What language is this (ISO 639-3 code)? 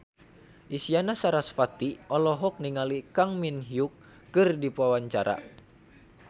sun